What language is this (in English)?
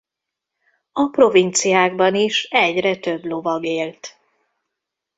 Hungarian